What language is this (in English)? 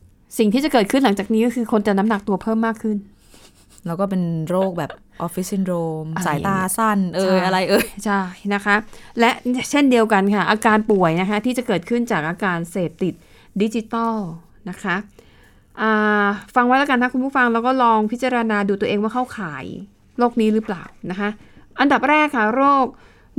Thai